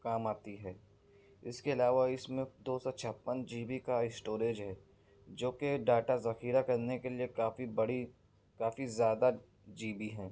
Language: Urdu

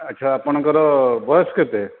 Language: Odia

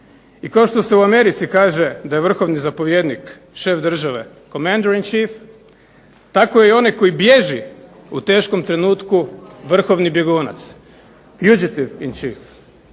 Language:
Croatian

